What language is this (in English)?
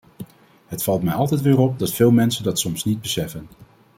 Dutch